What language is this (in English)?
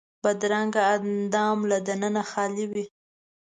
Pashto